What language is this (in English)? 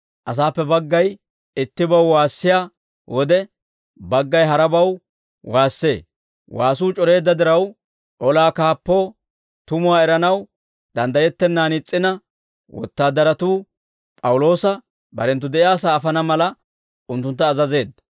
Dawro